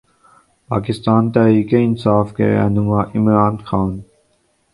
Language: Urdu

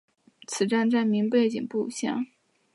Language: Chinese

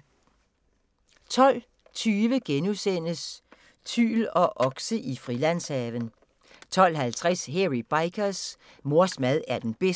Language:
Danish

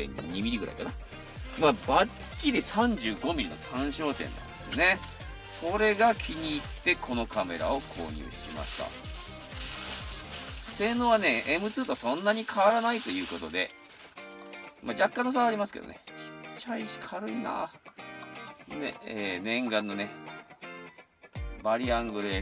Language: Japanese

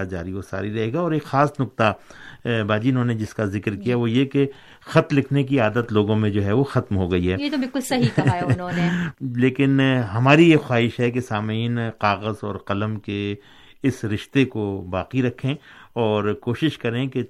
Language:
Urdu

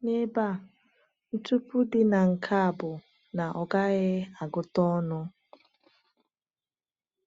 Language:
Igbo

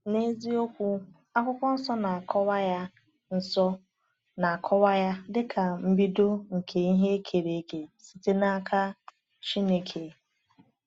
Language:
Igbo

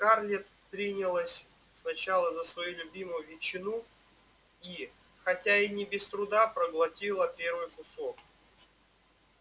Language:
Russian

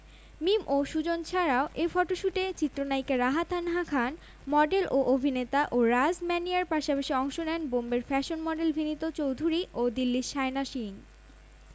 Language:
Bangla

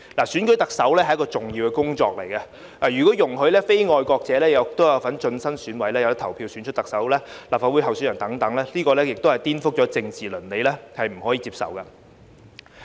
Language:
Cantonese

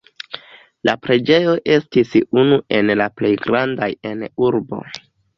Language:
Esperanto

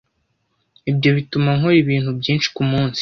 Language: Kinyarwanda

